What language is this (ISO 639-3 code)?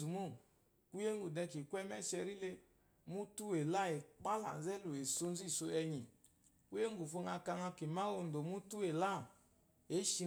afo